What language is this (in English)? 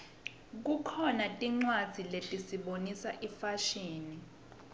Swati